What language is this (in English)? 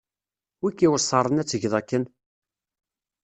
Kabyle